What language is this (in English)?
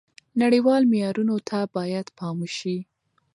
Pashto